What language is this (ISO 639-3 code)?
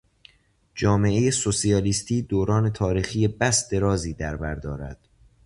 fas